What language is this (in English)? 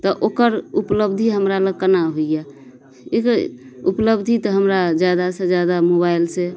Maithili